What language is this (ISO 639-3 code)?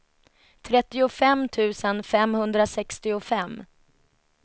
swe